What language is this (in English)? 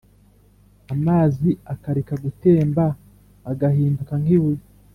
Kinyarwanda